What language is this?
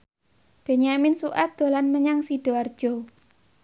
Javanese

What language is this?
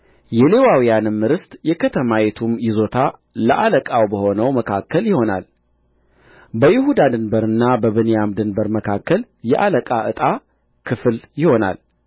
Amharic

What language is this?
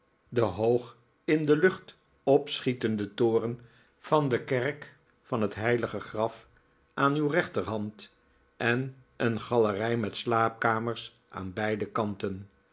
Dutch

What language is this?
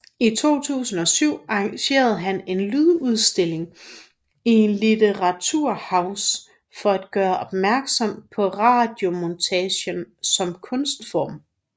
Danish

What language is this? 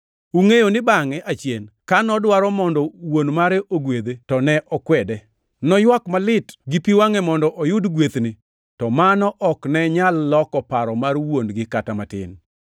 Luo (Kenya and Tanzania)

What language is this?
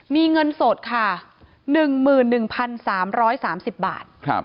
Thai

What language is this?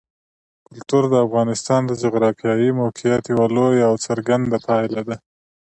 Pashto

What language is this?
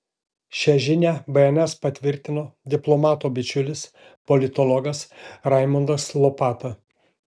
Lithuanian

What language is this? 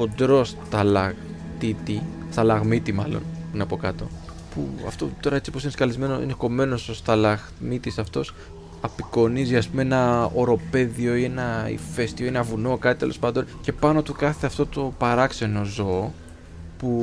Greek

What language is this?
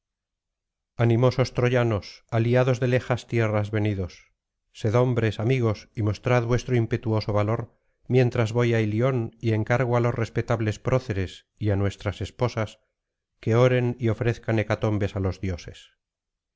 Spanish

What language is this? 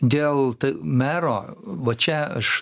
Lithuanian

